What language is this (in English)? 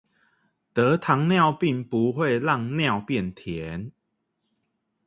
Chinese